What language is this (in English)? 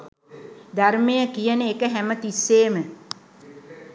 Sinhala